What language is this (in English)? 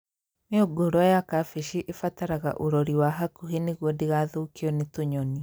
Kikuyu